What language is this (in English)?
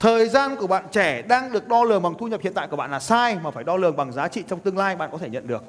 Vietnamese